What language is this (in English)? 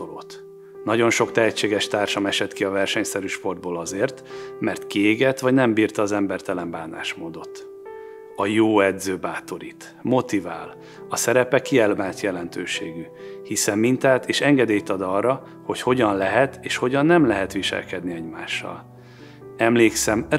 Hungarian